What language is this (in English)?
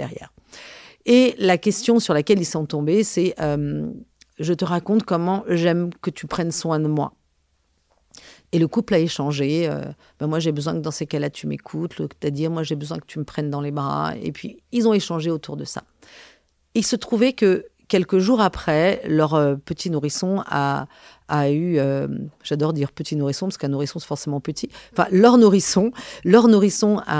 French